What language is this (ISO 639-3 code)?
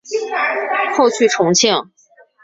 zho